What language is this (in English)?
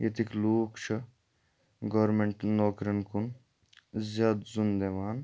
Kashmiri